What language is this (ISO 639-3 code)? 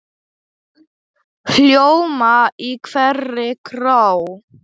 isl